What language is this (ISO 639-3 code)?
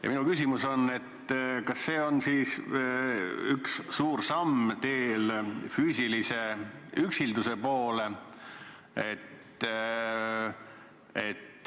est